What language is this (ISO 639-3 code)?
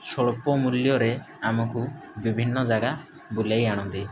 ori